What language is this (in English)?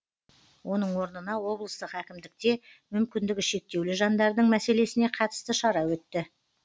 Kazakh